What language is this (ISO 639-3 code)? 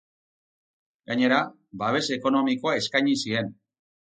eus